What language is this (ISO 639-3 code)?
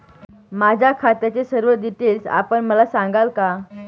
mar